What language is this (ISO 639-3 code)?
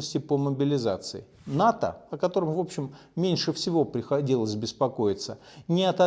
rus